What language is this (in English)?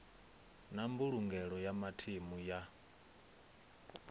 Venda